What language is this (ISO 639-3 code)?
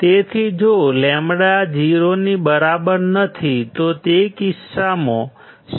guj